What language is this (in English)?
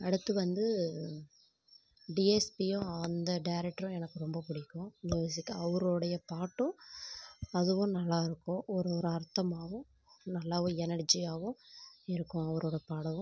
Tamil